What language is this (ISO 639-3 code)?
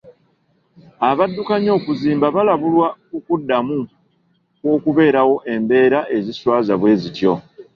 lug